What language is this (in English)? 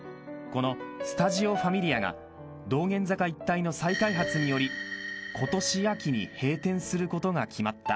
Japanese